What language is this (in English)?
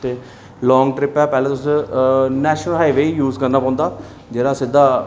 Dogri